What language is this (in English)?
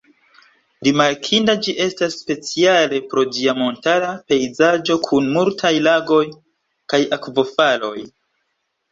Esperanto